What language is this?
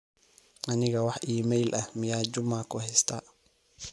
Somali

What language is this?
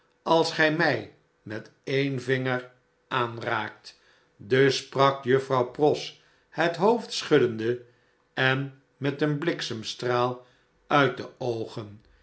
Dutch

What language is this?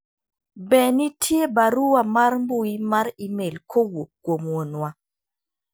Luo (Kenya and Tanzania)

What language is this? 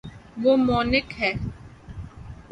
Urdu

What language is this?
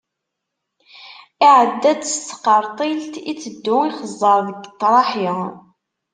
Kabyle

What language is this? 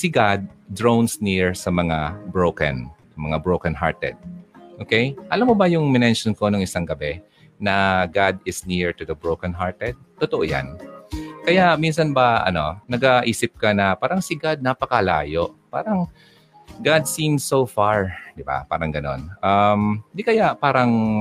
Filipino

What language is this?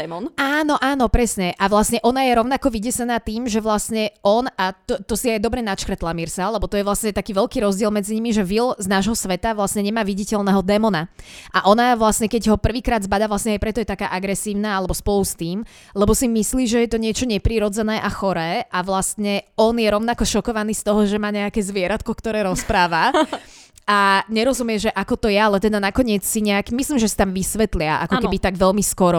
Slovak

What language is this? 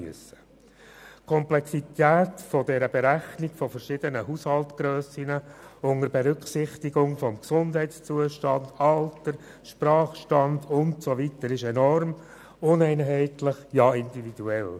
Swiss German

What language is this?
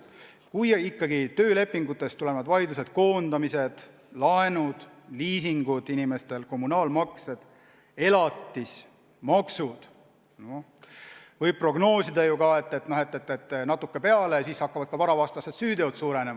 Estonian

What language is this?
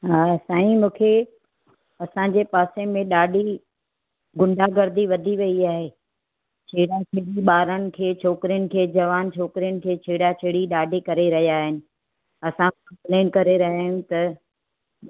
Sindhi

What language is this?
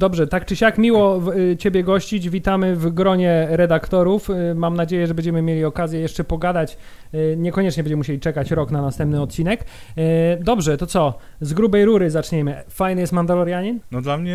Polish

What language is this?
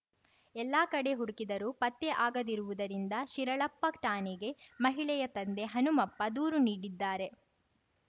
Kannada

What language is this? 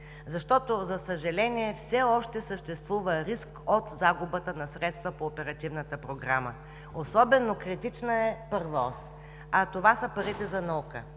Bulgarian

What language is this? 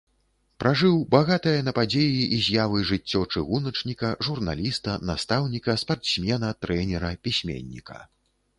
Belarusian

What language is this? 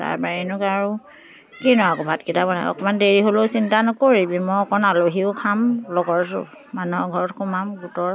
Assamese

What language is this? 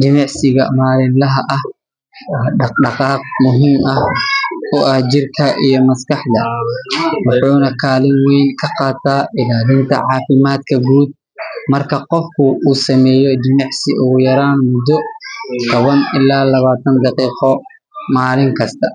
Somali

